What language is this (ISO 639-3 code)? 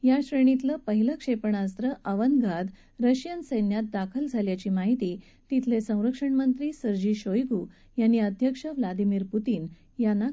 mar